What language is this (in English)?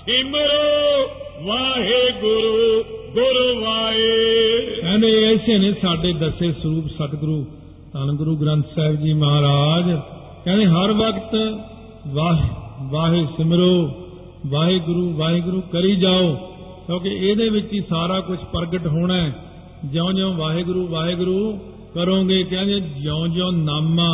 Punjabi